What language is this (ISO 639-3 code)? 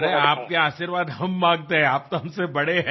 hin